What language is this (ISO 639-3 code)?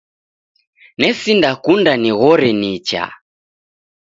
dav